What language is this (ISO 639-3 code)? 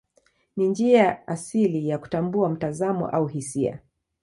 swa